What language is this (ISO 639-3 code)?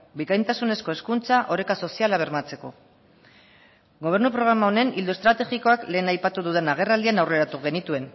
eus